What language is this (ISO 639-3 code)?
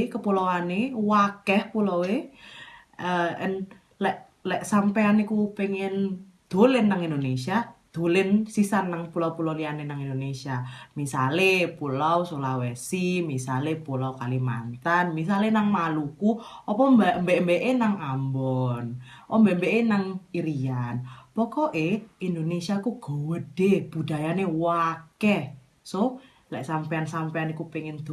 eng